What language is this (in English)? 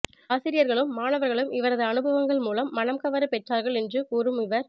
Tamil